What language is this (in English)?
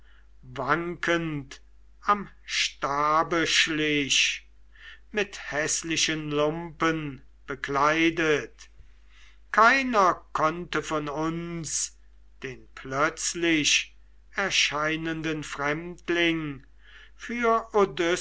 German